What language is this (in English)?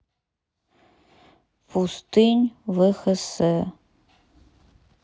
Russian